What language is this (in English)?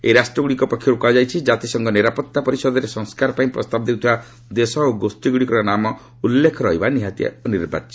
Odia